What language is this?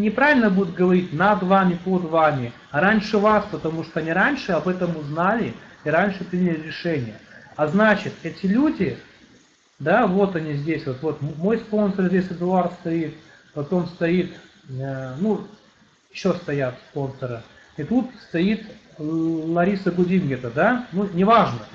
Russian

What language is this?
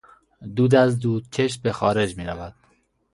Persian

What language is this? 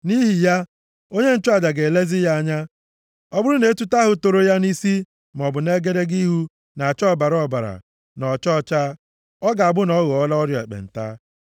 Igbo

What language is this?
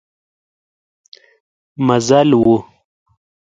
Pashto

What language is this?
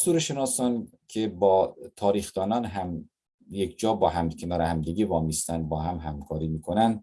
Persian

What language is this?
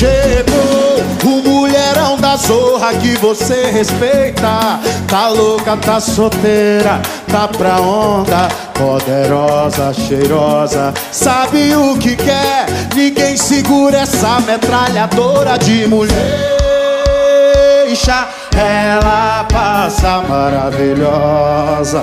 Portuguese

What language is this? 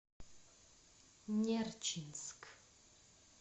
Russian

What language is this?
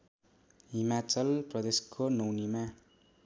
Nepali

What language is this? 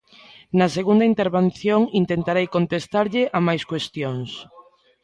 Galician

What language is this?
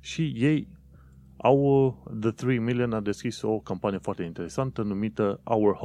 Romanian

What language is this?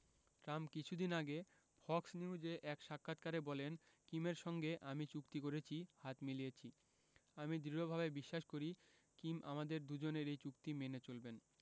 Bangla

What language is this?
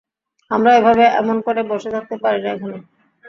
Bangla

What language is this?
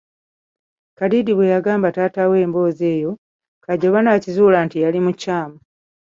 Ganda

